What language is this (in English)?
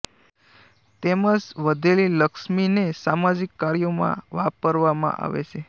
Gujarati